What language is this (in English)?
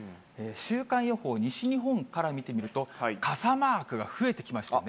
Japanese